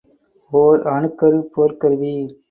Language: Tamil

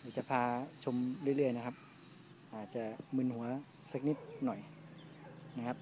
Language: Thai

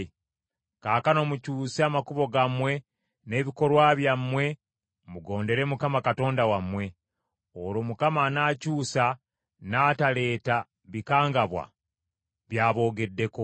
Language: Ganda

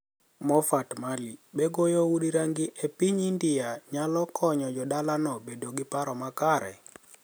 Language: Luo (Kenya and Tanzania)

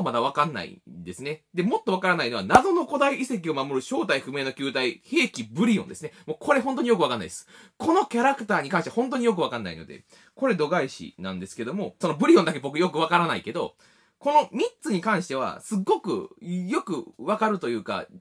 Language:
Japanese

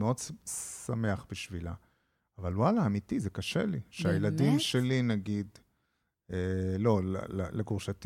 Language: Hebrew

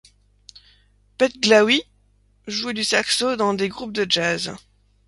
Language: French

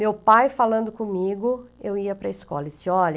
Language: Portuguese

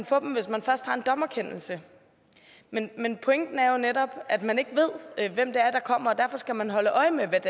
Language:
Danish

